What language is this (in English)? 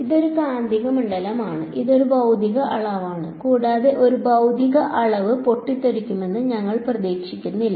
Malayalam